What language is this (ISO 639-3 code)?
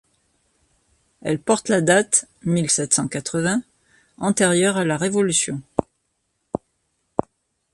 fra